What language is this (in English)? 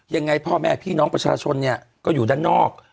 Thai